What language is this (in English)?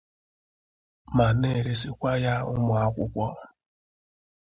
Igbo